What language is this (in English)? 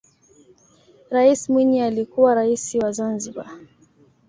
Swahili